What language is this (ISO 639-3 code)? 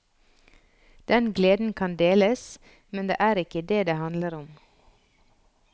nor